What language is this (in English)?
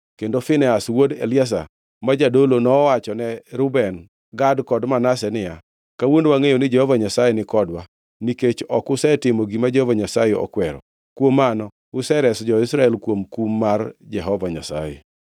Luo (Kenya and Tanzania)